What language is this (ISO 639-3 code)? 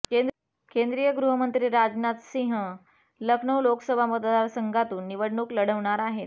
mar